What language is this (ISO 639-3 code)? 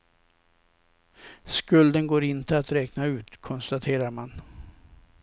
swe